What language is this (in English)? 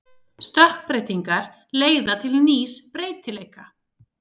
Icelandic